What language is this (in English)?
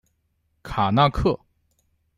Chinese